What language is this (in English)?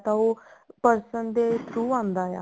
Punjabi